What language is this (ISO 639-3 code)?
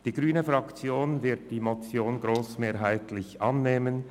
gsw